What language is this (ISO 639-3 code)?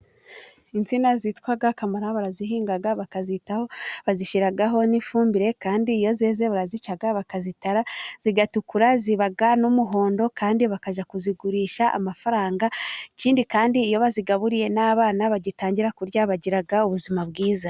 kin